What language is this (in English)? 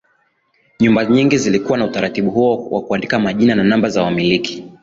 Swahili